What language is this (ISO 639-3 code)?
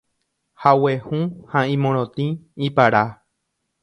grn